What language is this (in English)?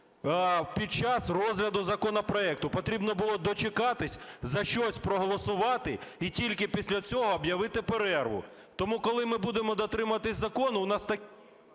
Ukrainian